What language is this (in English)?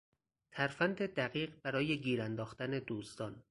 Persian